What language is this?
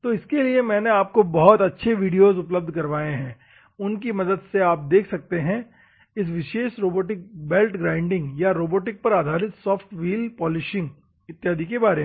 Hindi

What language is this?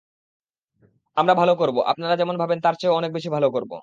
Bangla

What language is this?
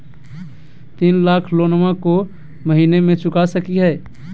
Magahi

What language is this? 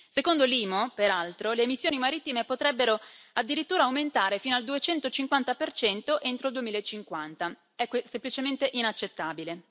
Italian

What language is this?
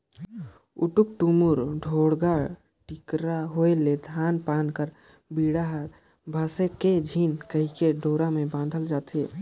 Chhattisgarhi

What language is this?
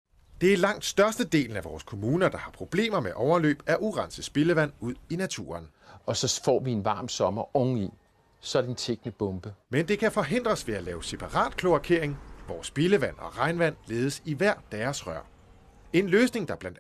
Danish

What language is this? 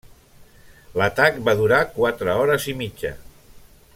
Catalan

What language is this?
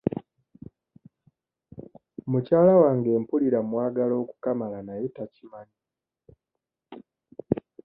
Ganda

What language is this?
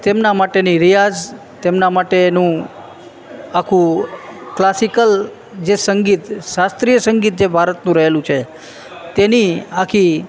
Gujarati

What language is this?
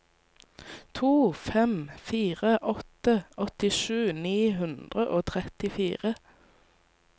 Norwegian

